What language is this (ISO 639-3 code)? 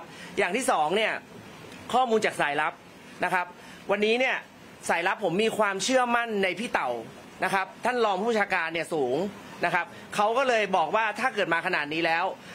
tha